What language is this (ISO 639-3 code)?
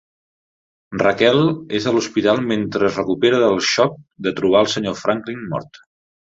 cat